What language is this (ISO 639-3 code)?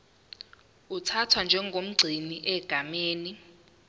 zul